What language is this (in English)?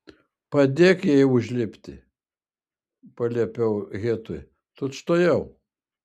Lithuanian